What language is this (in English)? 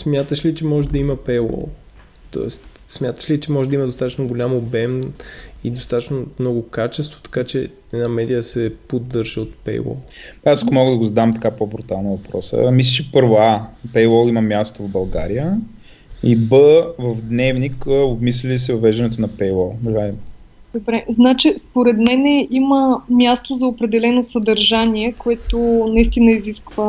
Bulgarian